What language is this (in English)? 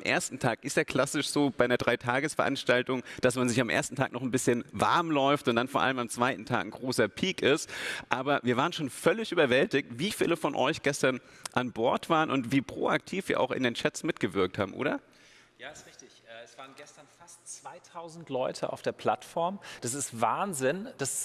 German